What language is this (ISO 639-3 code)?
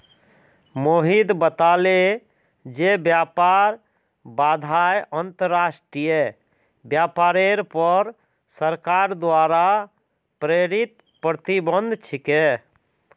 mag